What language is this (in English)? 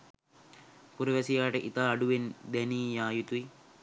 Sinhala